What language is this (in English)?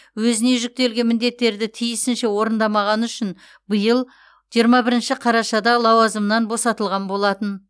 Kazakh